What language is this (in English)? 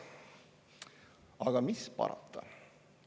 Estonian